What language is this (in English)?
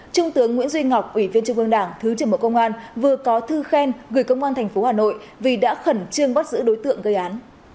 Vietnamese